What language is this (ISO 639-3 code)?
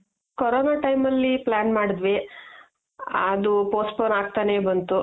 kan